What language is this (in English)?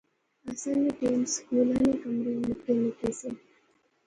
Pahari-Potwari